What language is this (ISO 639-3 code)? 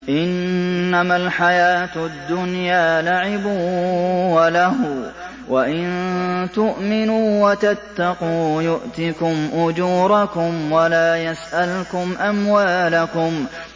ara